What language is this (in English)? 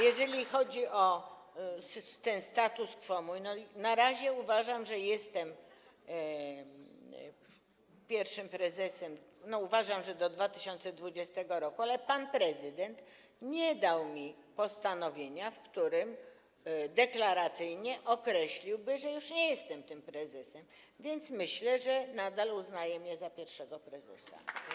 Polish